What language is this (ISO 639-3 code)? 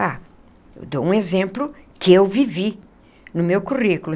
por